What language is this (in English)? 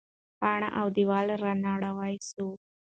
Pashto